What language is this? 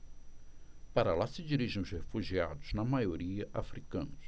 Portuguese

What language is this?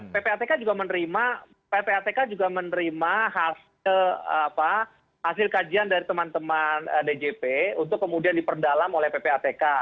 Indonesian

